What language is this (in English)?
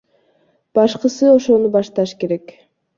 Kyrgyz